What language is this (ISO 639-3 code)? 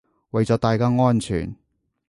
yue